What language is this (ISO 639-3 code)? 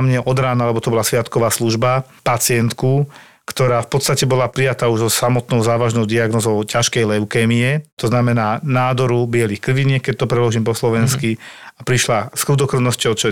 slk